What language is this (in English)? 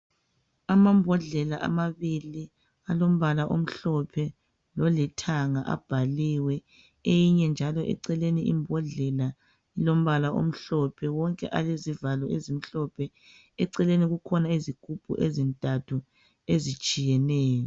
North Ndebele